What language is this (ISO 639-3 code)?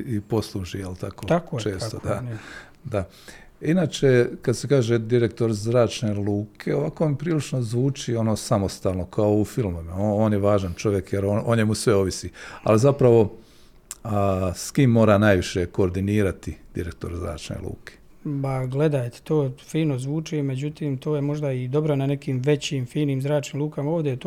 hrv